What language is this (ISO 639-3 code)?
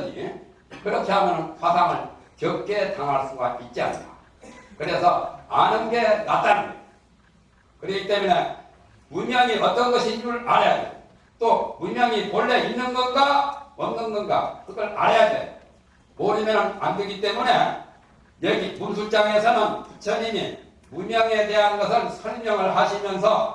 kor